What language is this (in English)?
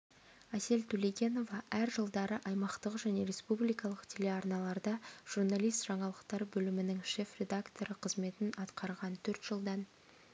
Kazakh